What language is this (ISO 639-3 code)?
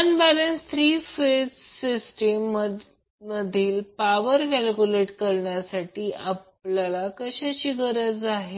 mar